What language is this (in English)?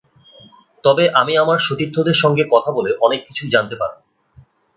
Bangla